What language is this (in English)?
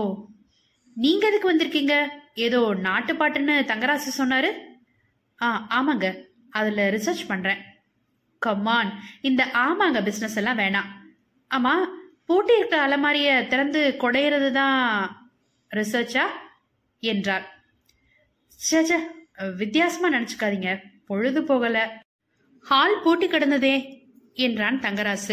Tamil